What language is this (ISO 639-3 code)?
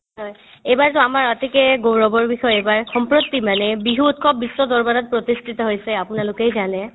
asm